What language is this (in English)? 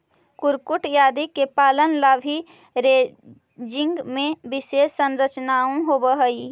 Magahi